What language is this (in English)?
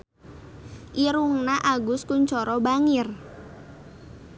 Sundanese